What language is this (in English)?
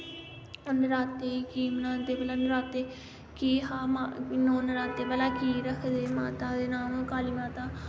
Dogri